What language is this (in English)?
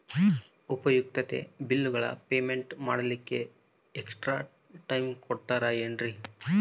Kannada